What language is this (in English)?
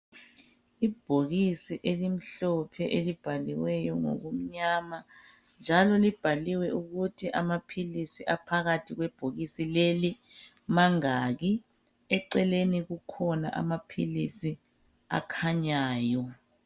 North Ndebele